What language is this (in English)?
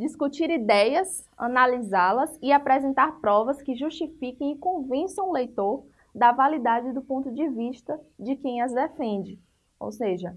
Portuguese